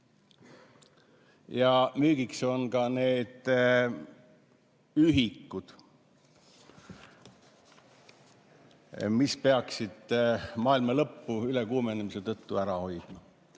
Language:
Estonian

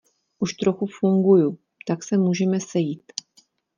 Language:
Czech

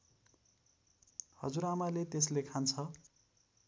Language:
Nepali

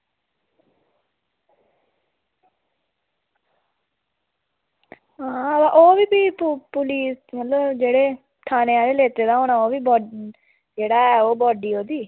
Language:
Dogri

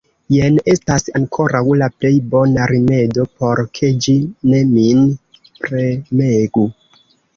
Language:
Esperanto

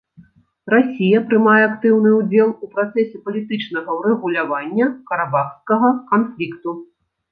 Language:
Belarusian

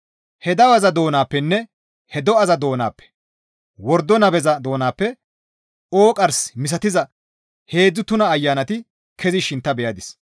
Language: Gamo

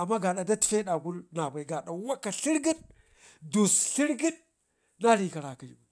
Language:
Ngizim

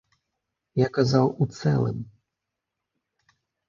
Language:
Belarusian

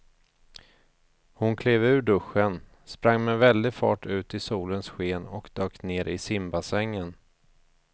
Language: Swedish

